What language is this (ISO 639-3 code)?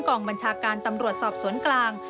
tha